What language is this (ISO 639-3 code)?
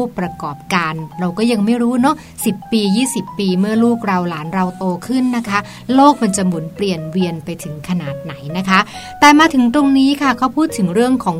tha